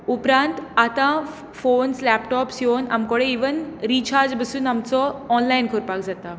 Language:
Konkani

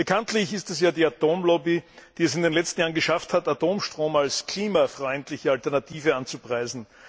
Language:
German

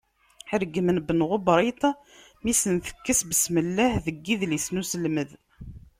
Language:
Kabyle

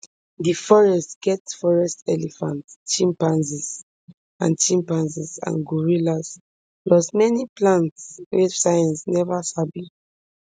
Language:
Nigerian Pidgin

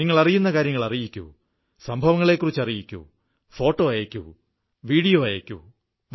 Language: Malayalam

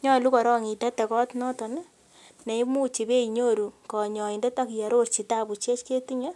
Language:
Kalenjin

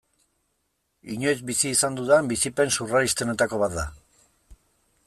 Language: Basque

